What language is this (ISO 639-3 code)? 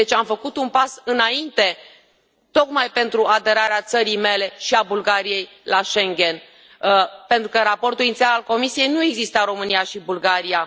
ron